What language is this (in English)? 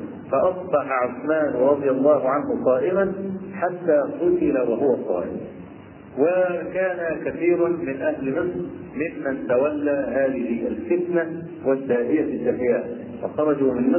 Arabic